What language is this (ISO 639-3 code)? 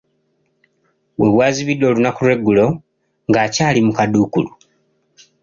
lug